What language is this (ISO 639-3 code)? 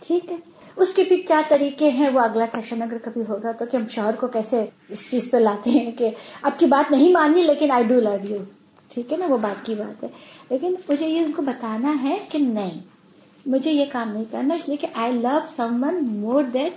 urd